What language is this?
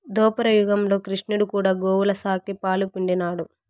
Telugu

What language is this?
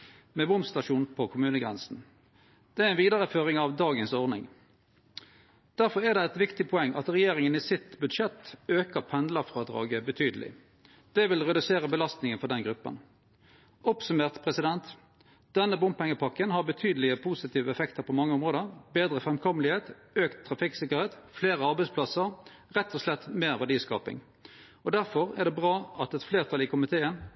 Norwegian Nynorsk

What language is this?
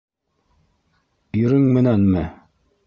Bashkir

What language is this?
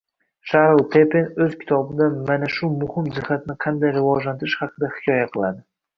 Uzbek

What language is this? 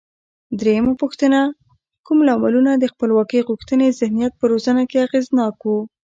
Pashto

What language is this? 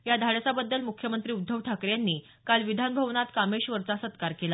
Marathi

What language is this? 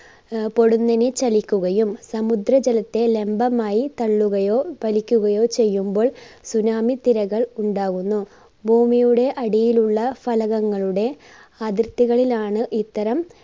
Malayalam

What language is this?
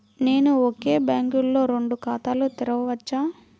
Telugu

